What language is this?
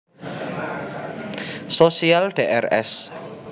Javanese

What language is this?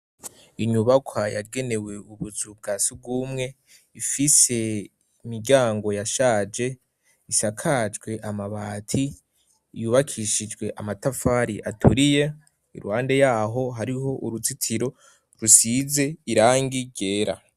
Rundi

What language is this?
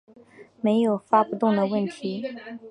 Chinese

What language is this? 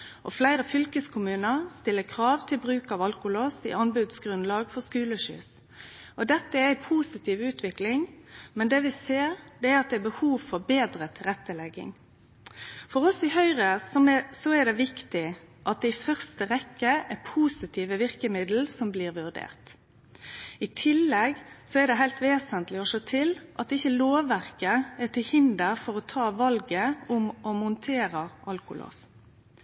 Norwegian Nynorsk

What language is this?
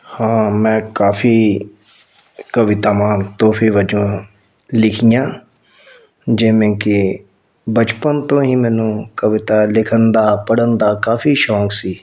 Punjabi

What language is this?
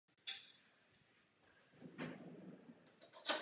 Czech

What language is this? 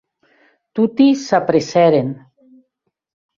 Occitan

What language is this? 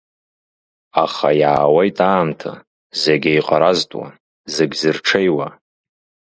Abkhazian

